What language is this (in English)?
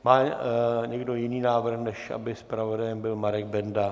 Czech